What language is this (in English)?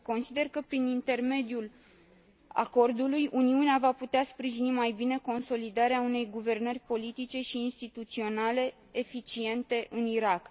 Romanian